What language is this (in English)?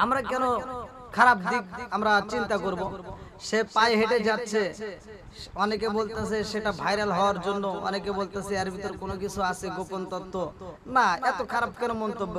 Romanian